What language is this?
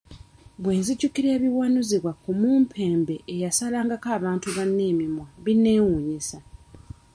Ganda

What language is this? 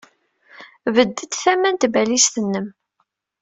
Kabyle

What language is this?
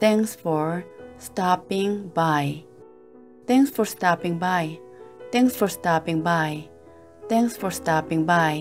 Korean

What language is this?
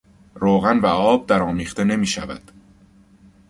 Persian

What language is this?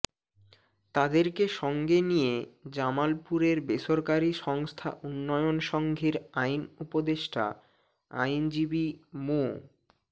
Bangla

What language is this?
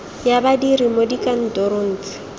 Tswana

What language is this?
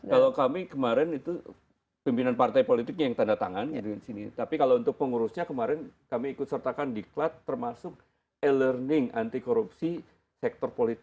Indonesian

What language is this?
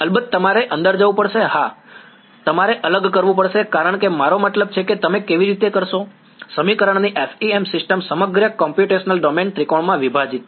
Gujarati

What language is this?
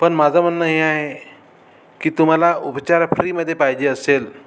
Marathi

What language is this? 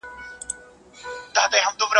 Pashto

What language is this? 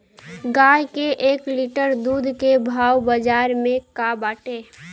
Bhojpuri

